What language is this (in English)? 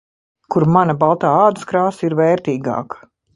Latvian